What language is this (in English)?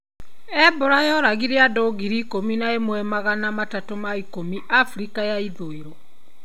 Kikuyu